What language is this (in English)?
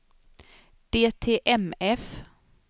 Swedish